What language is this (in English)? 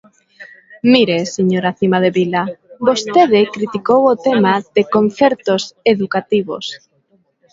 Galician